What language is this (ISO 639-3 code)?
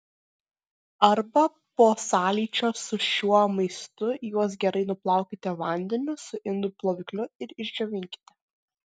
lit